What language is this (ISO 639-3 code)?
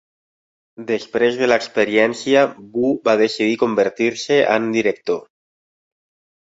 cat